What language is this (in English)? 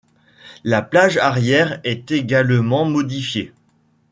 French